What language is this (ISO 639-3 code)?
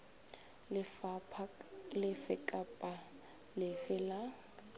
nso